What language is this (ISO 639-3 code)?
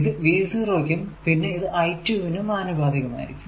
mal